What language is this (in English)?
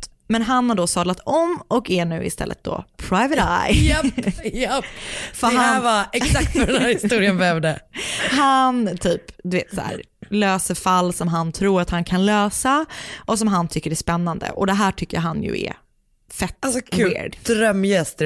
Swedish